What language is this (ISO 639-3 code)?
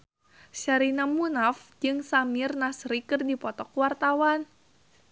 sun